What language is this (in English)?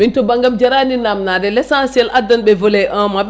Fula